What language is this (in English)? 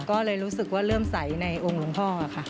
Thai